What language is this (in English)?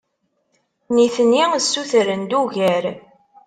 Kabyle